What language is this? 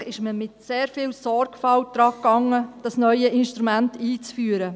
Swiss German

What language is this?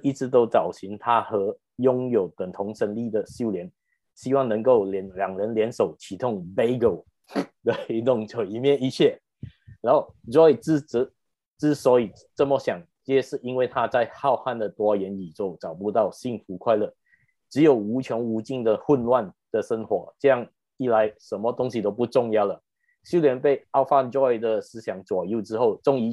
Chinese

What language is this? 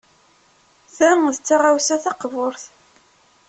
Kabyle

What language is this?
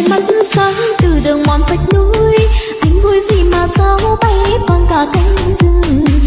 Vietnamese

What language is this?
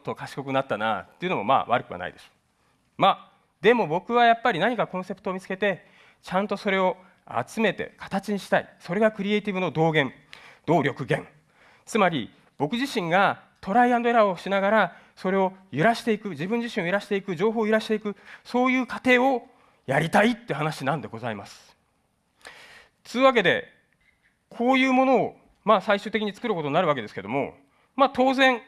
Japanese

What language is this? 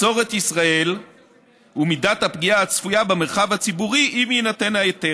Hebrew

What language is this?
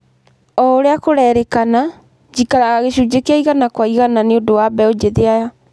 Kikuyu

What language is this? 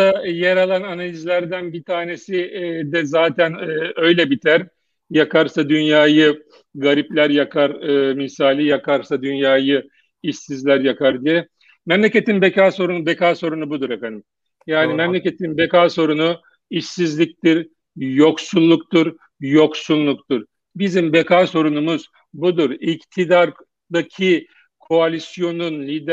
Turkish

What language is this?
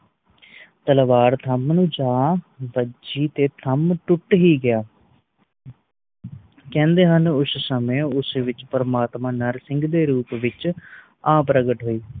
Punjabi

